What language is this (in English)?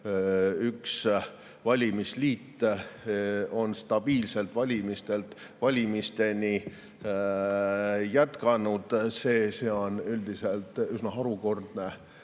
Estonian